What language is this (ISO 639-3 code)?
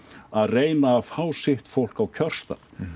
isl